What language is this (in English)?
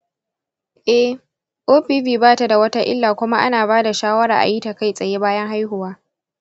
Hausa